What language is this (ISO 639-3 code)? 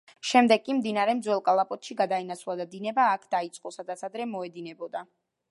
kat